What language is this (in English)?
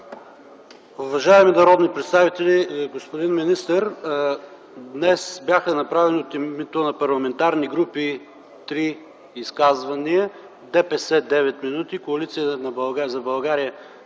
Bulgarian